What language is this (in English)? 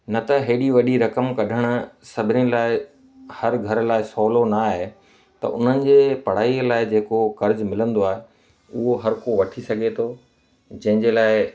Sindhi